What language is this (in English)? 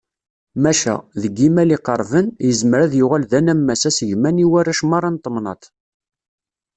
Kabyle